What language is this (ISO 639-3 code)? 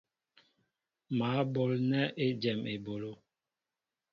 mbo